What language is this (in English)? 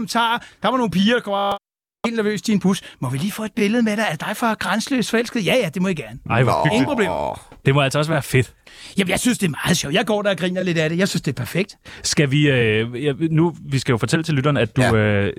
Danish